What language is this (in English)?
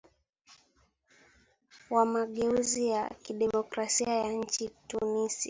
Swahili